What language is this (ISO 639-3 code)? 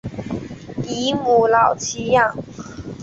zho